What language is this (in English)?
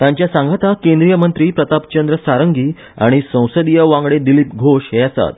Konkani